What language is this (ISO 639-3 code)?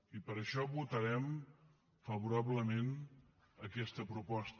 cat